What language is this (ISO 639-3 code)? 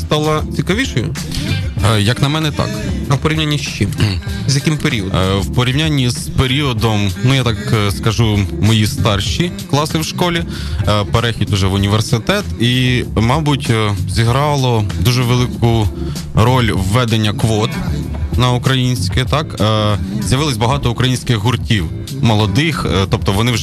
ukr